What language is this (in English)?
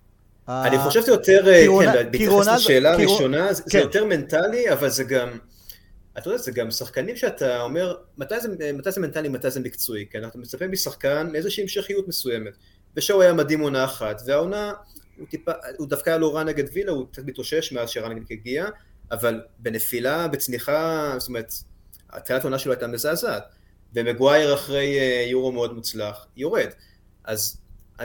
Hebrew